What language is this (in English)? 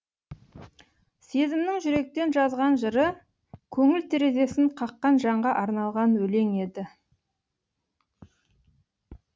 Kazakh